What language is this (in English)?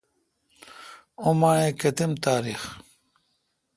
Kalkoti